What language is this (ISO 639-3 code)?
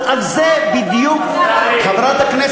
heb